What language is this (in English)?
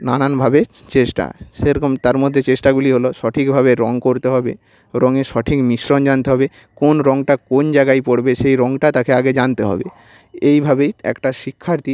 Bangla